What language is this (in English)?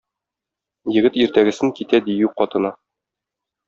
Tatar